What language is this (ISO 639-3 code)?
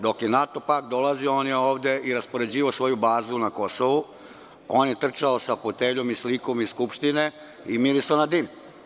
srp